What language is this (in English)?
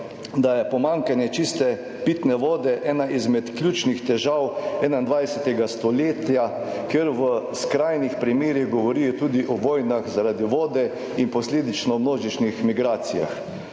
Slovenian